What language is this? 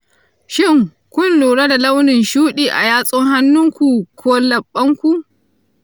Hausa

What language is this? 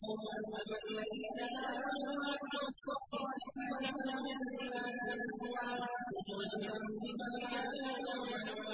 Arabic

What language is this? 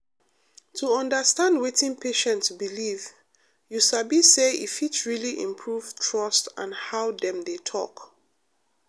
Nigerian Pidgin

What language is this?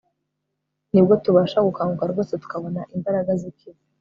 Kinyarwanda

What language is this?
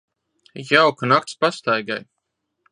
Latvian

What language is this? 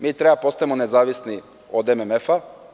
Serbian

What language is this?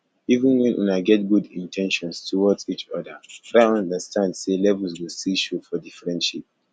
Nigerian Pidgin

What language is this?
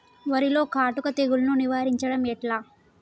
Telugu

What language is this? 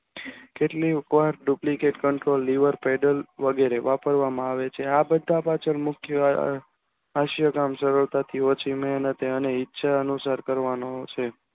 Gujarati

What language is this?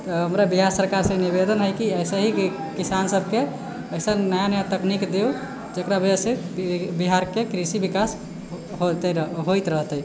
Maithili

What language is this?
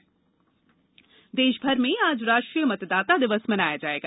Hindi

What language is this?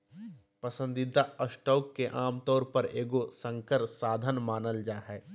Magahi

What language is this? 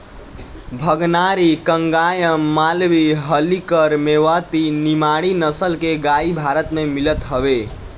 Bhojpuri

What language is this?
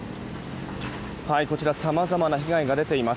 Japanese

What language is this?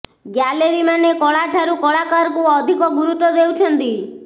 Odia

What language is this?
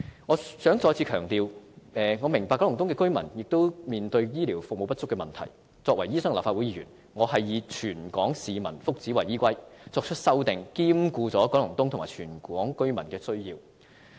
Cantonese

